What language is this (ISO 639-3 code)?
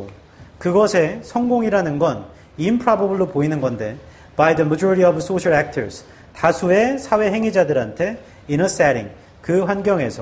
kor